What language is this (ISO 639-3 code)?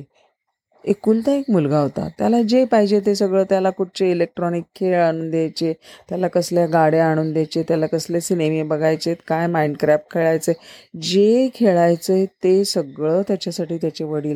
mar